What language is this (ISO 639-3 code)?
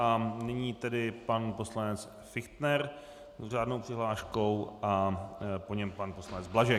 ces